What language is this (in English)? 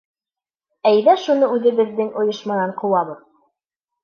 Bashkir